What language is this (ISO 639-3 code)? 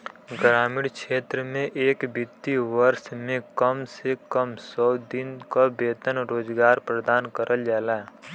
bho